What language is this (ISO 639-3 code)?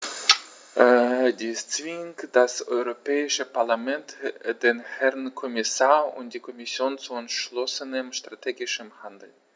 deu